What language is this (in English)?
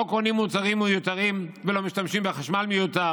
Hebrew